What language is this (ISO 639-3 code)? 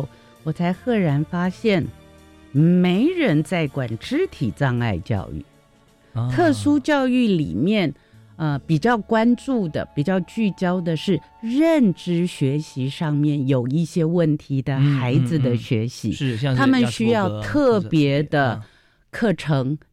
zho